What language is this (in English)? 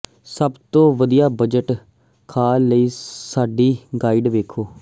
Punjabi